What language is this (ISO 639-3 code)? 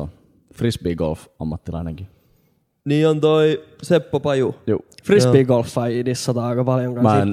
fin